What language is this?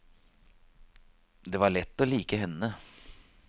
Norwegian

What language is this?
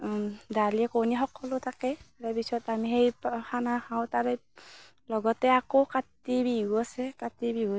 Assamese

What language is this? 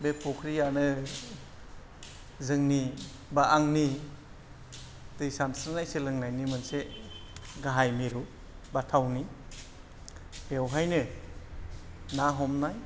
Bodo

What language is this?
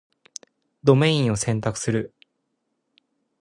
Japanese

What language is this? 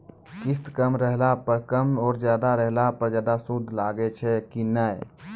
Maithili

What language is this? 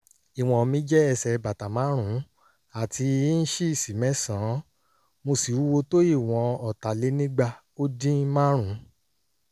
Yoruba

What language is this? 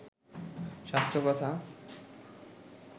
Bangla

